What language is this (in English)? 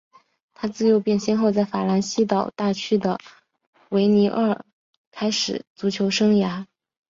Chinese